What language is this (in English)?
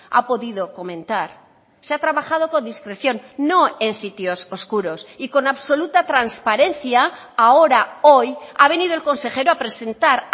Spanish